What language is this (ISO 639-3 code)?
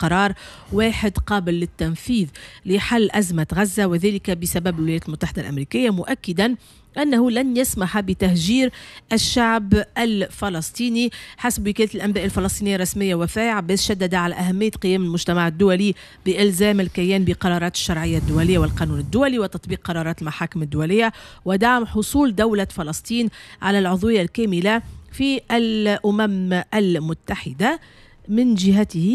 ara